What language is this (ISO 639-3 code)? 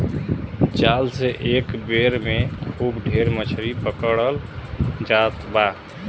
bho